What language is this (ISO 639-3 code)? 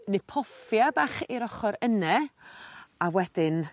cym